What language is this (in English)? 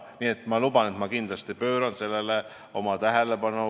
Estonian